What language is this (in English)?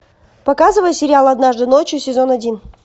Russian